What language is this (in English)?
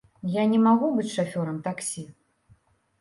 Belarusian